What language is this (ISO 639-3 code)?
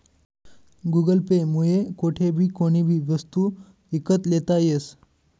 mar